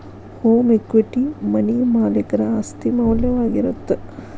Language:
Kannada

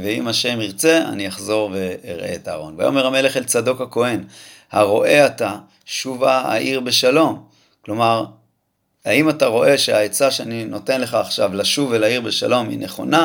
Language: Hebrew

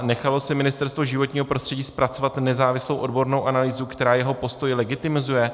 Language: Czech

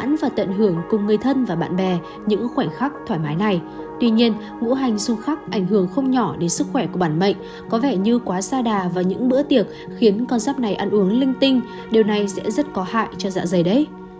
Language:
Vietnamese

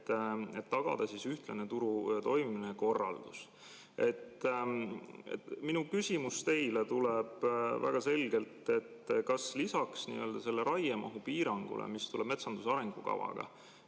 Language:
Estonian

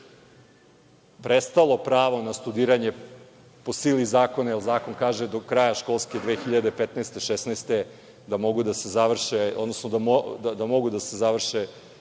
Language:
Serbian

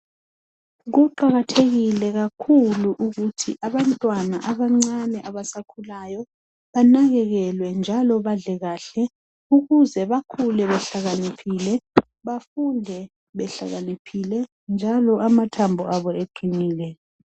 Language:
North Ndebele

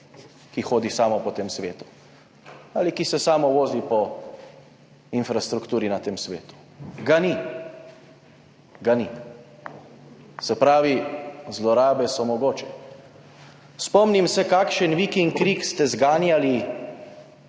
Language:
Slovenian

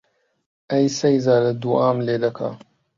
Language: Central Kurdish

